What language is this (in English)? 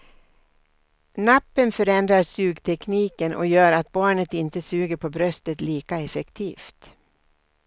Swedish